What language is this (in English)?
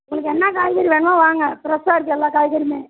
Tamil